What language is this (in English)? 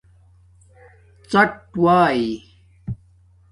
Domaaki